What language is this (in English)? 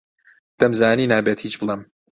Central Kurdish